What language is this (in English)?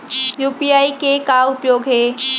Chhattisgarhi